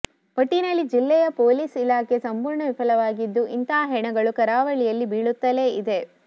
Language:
Kannada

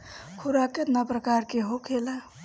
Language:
Bhojpuri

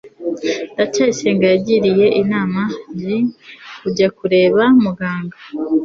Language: Kinyarwanda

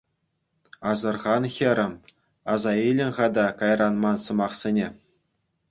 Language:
Chuvash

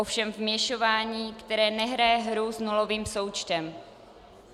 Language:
Czech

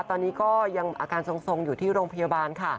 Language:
Thai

